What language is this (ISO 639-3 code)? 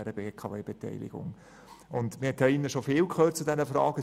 gsw